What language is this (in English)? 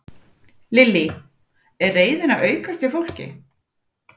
Icelandic